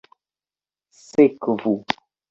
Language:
Esperanto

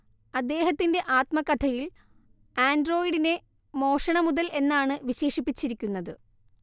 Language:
Malayalam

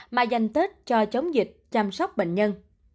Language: Vietnamese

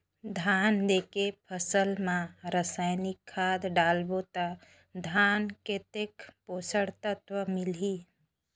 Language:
Chhattisgarhi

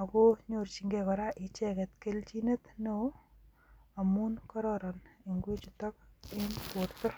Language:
Kalenjin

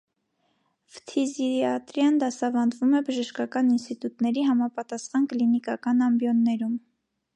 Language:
Armenian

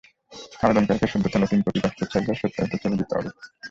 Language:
Bangla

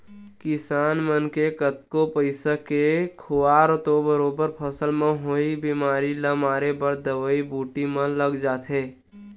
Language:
Chhattisgarhi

